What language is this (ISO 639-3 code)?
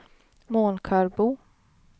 swe